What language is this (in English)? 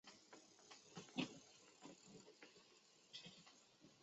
Chinese